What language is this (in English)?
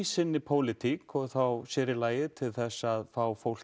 Icelandic